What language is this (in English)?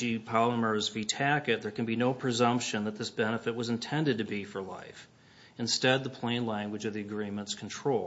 English